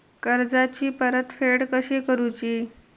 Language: Marathi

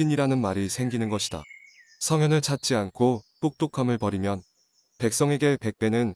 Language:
Korean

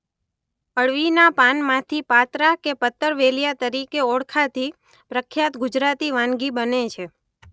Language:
Gujarati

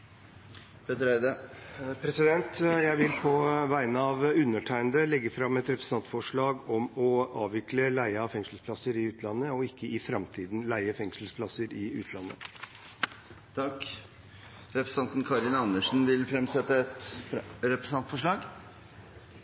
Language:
Norwegian Bokmål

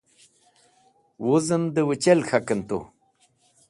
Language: Wakhi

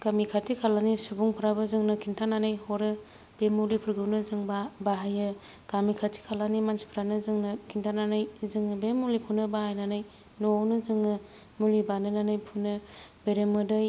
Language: Bodo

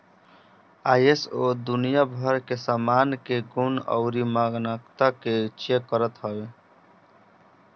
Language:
Bhojpuri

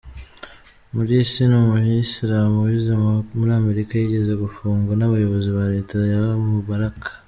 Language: Kinyarwanda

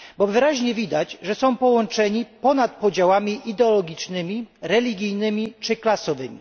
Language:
Polish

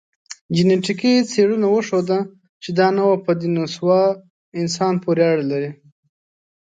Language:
Pashto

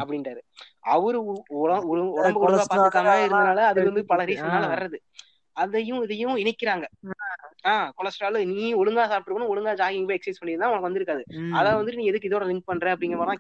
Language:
Tamil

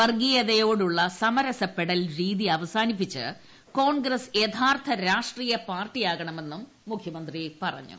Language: Malayalam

